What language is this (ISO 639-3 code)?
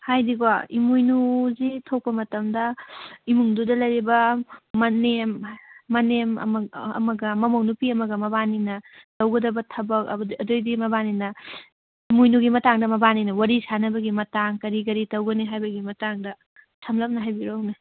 mni